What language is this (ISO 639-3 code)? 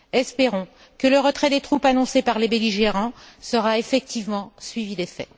fra